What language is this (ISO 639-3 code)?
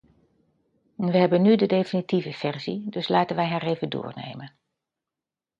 nld